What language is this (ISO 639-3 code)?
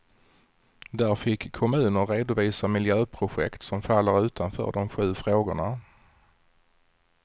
swe